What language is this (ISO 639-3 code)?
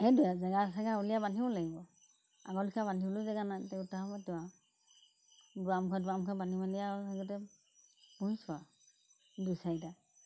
asm